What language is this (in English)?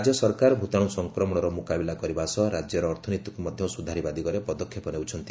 Odia